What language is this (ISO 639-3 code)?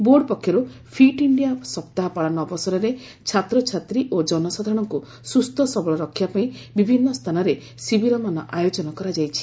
ori